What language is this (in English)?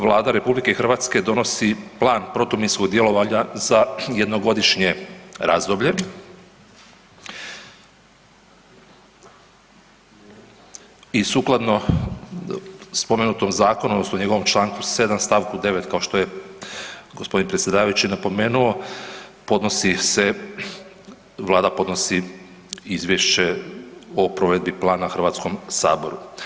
Croatian